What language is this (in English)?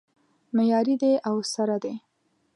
Pashto